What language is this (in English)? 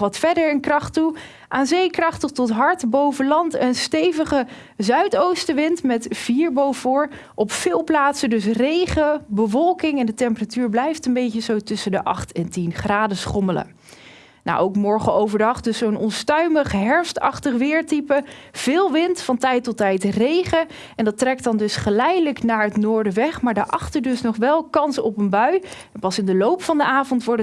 Dutch